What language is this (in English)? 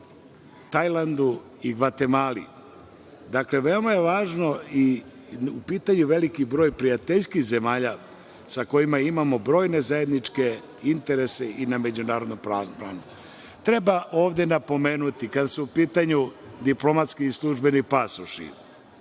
Serbian